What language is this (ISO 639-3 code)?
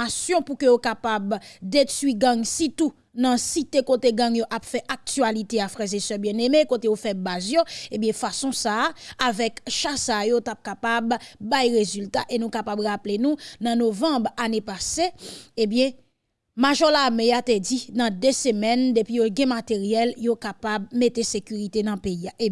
fra